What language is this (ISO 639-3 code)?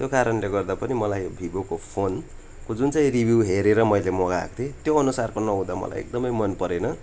nep